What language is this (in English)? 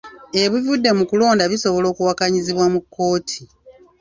Ganda